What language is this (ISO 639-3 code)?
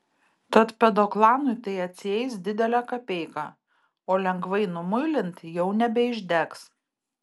lit